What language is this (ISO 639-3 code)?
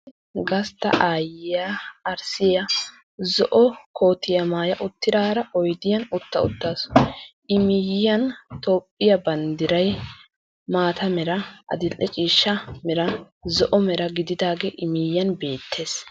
wal